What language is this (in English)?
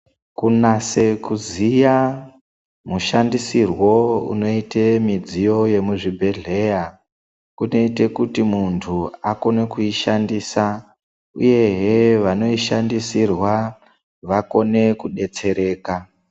Ndau